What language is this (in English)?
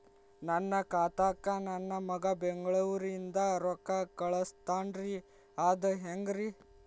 Kannada